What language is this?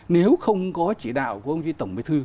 Vietnamese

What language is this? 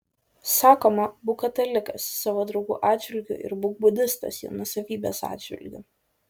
Lithuanian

